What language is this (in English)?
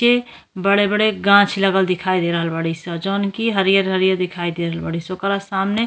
Bhojpuri